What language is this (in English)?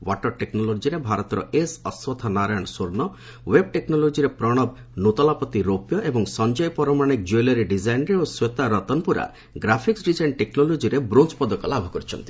Odia